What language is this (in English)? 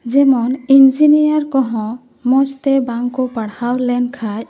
Santali